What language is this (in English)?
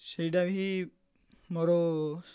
Odia